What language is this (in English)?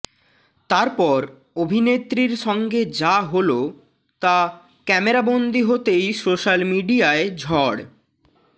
Bangla